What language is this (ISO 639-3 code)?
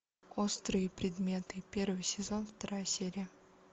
rus